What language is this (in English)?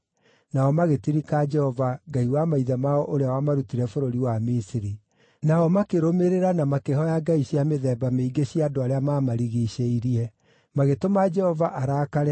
Kikuyu